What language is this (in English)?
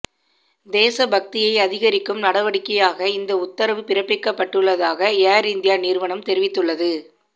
Tamil